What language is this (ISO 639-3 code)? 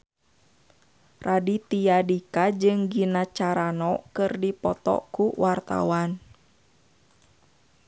sun